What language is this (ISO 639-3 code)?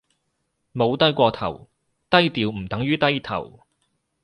yue